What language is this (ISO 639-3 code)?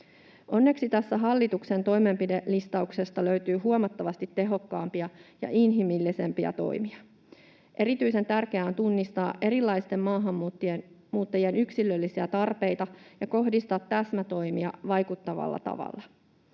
fin